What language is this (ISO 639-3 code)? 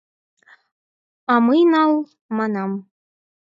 chm